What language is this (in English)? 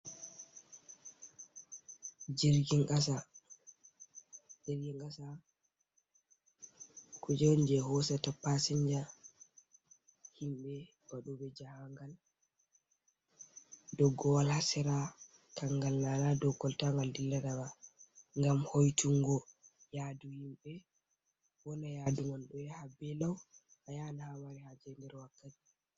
Fula